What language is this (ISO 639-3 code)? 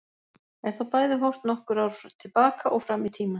isl